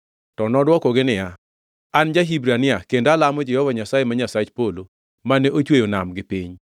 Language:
Luo (Kenya and Tanzania)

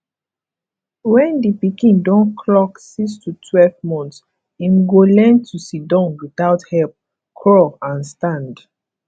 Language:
Nigerian Pidgin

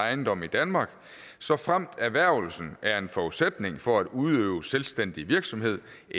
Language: Danish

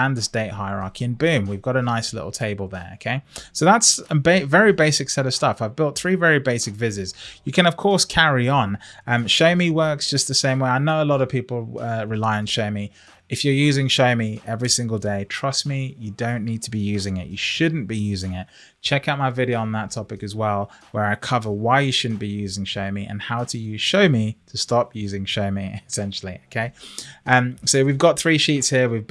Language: English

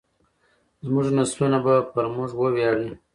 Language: Pashto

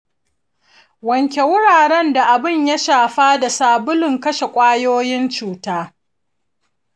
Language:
Hausa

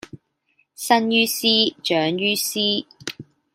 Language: Cantonese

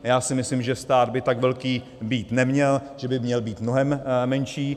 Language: Czech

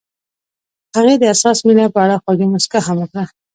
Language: Pashto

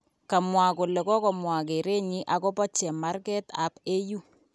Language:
Kalenjin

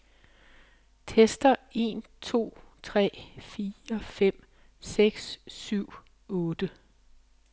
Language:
Danish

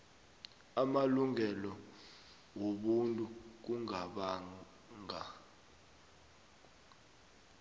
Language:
South Ndebele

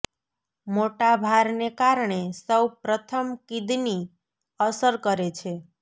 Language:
Gujarati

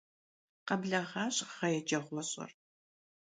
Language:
Kabardian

